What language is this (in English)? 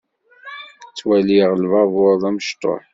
Kabyle